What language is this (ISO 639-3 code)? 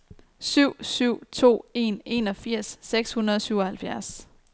dan